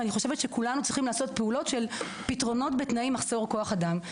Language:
Hebrew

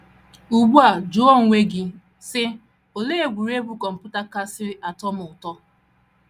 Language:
Igbo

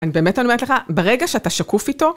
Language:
Hebrew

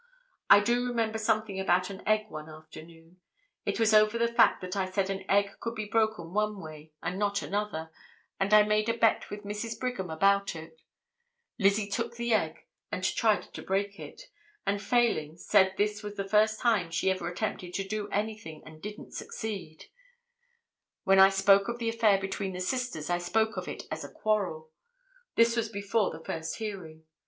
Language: English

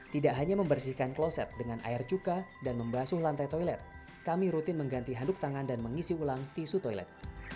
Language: Indonesian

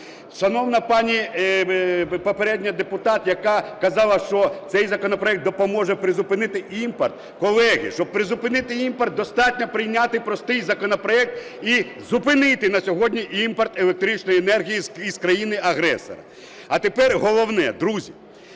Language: Ukrainian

